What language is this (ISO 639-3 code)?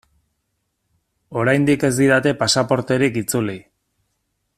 eus